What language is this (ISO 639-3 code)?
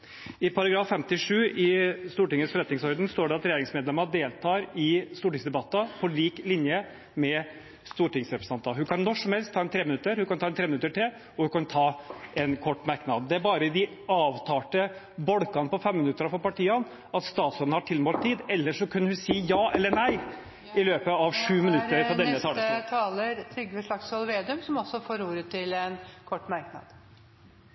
nob